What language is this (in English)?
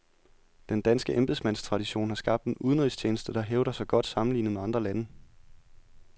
Danish